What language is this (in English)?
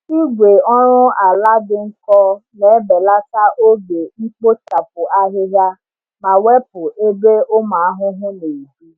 Igbo